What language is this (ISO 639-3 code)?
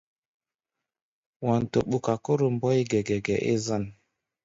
gba